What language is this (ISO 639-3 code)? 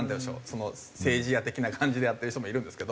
jpn